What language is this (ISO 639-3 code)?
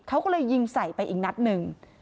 tha